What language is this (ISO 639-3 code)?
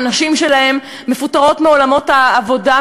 heb